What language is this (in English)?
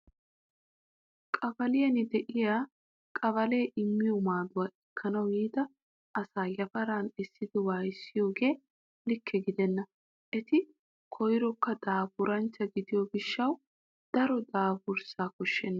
Wolaytta